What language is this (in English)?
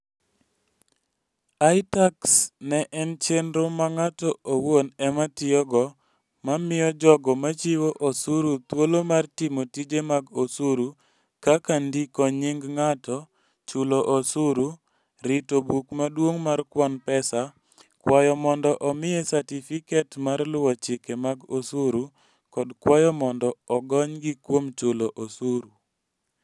Luo (Kenya and Tanzania)